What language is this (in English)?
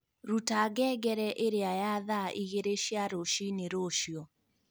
Kikuyu